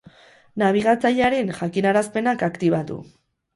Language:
Basque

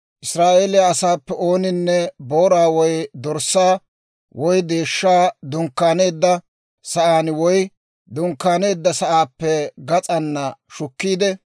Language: Dawro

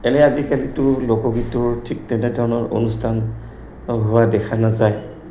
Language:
Assamese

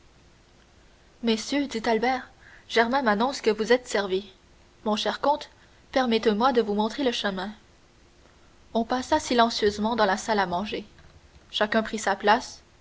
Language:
French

